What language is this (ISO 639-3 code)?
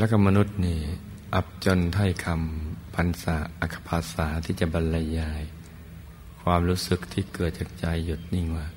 tha